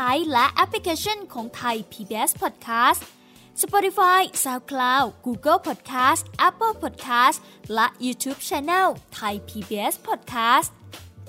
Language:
Thai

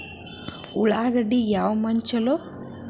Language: Kannada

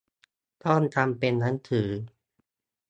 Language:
Thai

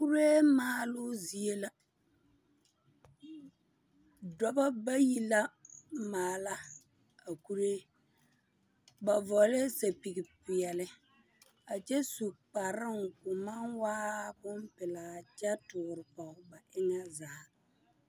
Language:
Southern Dagaare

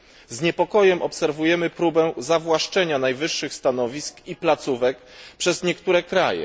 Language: Polish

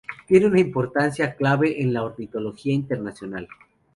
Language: Spanish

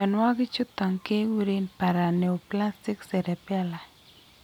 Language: Kalenjin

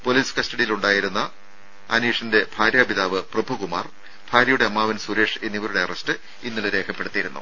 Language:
Malayalam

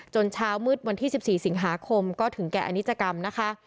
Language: Thai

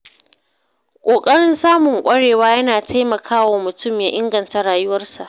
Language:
Hausa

